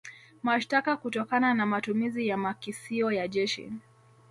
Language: Swahili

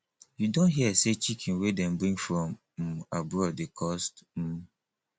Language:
Nigerian Pidgin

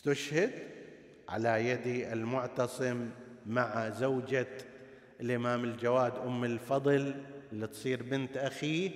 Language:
Arabic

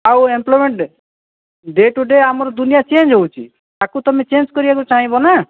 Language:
Odia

